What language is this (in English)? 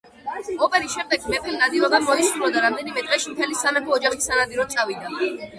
Georgian